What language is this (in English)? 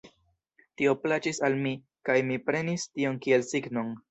Esperanto